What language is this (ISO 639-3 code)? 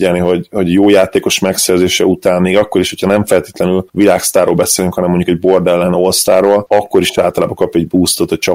hun